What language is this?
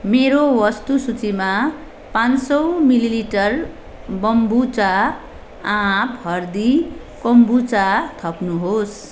Nepali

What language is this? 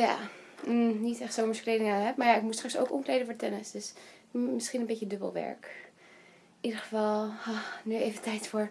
Dutch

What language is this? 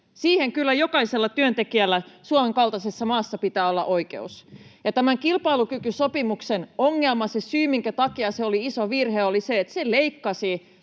Finnish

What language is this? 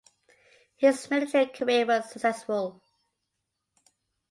English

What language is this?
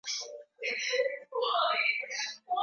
Swahili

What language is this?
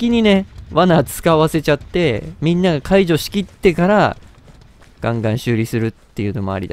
Japanese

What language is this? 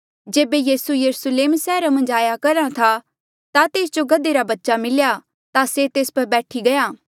Mandeali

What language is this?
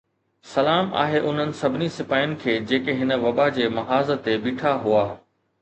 Sindhi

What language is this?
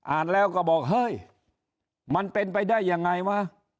Thai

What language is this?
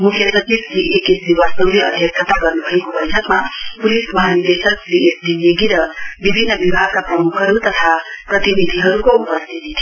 Nepali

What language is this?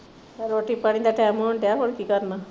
Punjabi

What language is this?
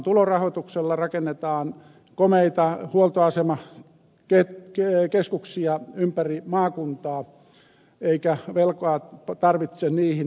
Finnish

